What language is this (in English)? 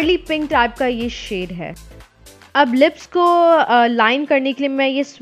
English